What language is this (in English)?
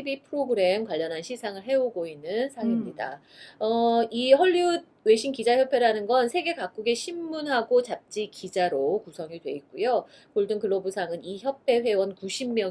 Korean